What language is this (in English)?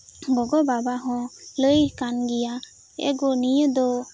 Santali